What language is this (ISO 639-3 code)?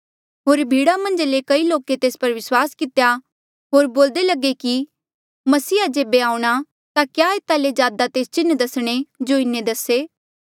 mjl